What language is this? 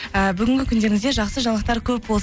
Kazakh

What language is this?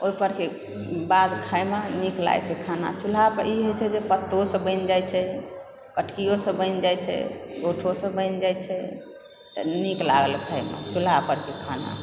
Maithili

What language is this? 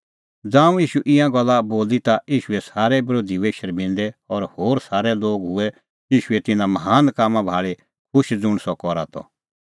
Kullu Pahari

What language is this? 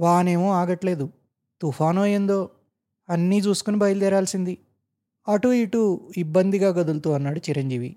Telugu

